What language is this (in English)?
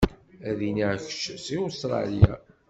Kabyle